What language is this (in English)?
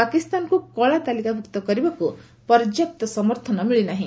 Odia